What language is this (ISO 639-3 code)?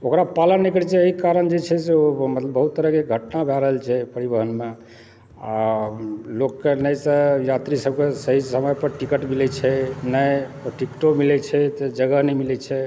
mai